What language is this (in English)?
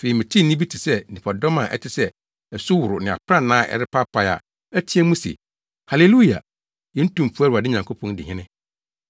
Akan